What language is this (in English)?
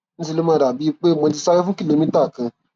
Yoruba